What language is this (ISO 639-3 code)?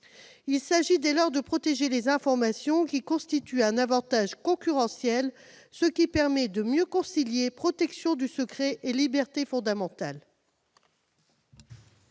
fra